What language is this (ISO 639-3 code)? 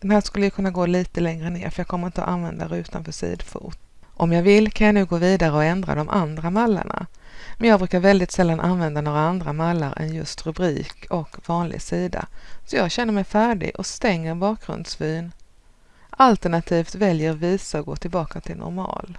swe